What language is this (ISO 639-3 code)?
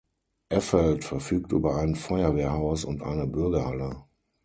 deu